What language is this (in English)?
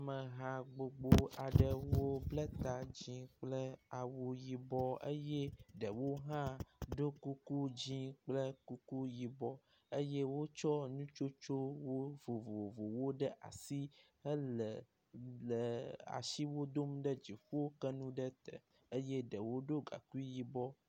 Ewe